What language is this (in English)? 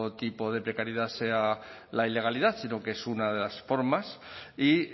Spanish